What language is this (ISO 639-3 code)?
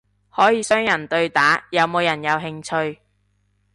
yue